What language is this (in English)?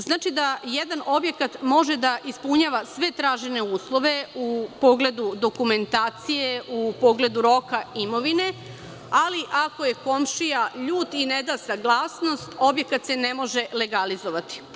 Serbian